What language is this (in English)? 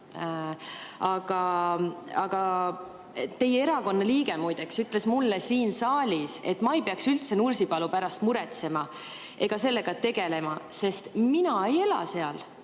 Estonian